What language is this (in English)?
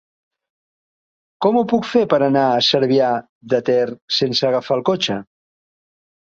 Catalan